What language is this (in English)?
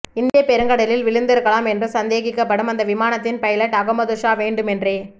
Tamil